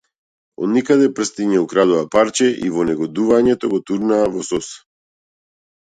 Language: Macedonian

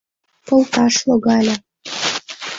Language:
Mari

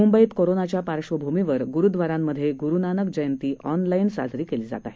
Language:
Marathi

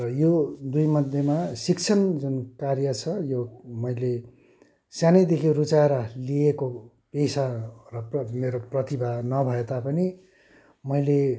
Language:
Nepali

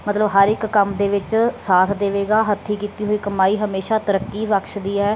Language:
Punjabi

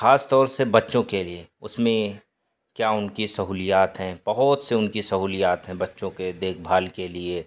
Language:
Urdu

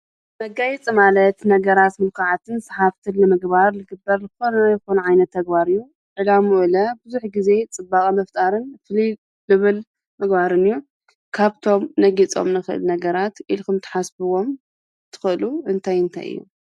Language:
Tigrinya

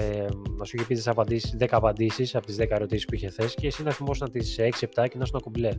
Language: Greek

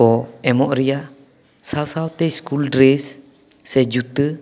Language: Santali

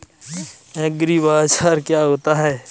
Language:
Hindi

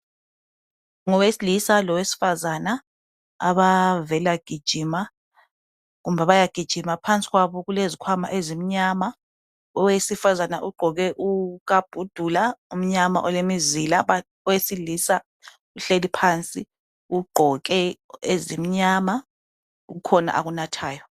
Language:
North Ndebele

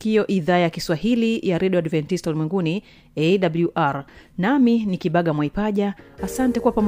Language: Swahili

